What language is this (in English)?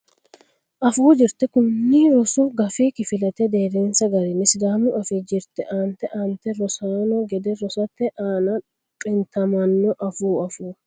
Sidamo